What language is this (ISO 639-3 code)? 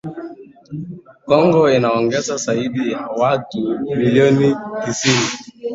swa